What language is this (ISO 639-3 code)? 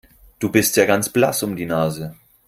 deu